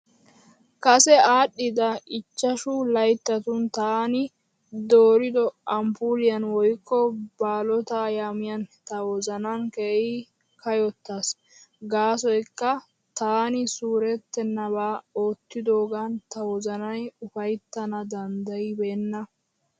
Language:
Wolaytta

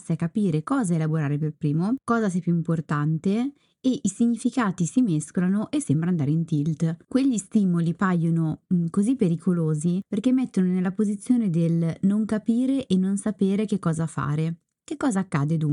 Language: Italian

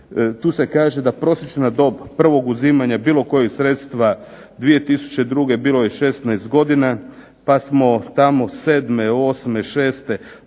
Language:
Croatian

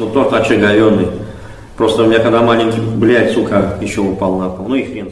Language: Russian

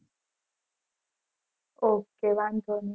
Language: Gujarati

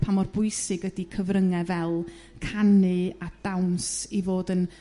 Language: Welsh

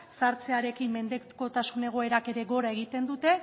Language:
Basque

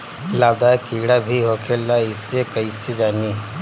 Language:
Bhojpuri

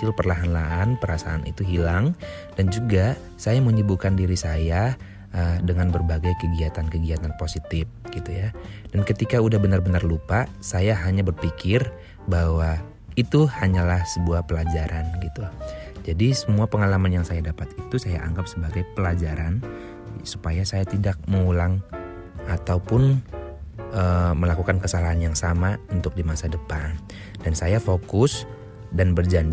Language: Indonesian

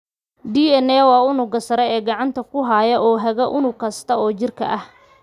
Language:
Somali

